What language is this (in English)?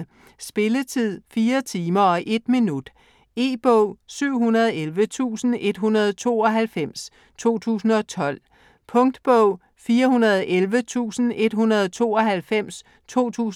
Danish